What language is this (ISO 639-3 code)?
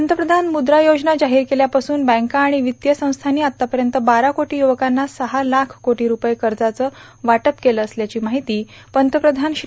mar